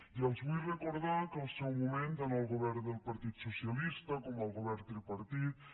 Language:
Catalan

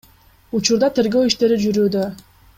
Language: Kyrgyz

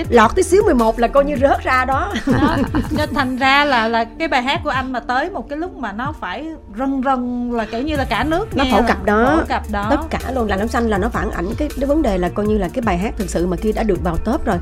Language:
Vietnamese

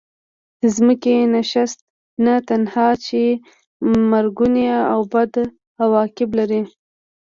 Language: Pashto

